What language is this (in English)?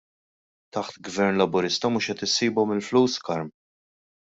Maltese